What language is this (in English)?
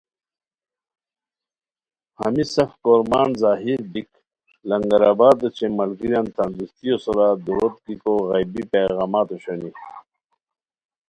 Khowar